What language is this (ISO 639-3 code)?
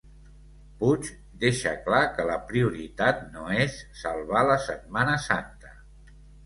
cat